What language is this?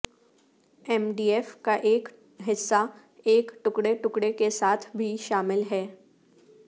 Urdu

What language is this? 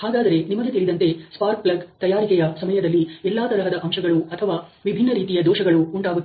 Kannada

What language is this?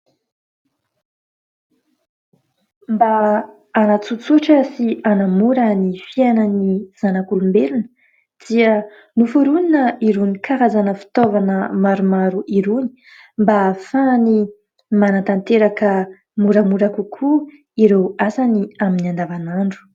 Malagasy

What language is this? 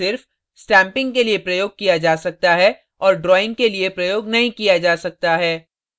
Hindi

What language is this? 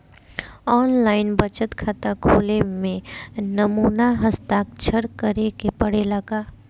Bhojpuri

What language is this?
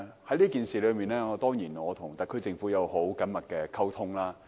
Cantonese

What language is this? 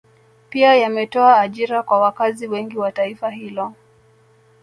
Swahili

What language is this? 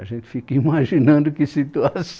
Portuguese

